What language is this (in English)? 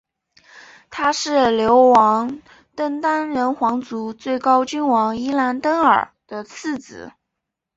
Chinese